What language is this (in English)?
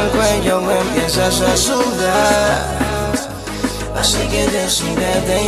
Arabic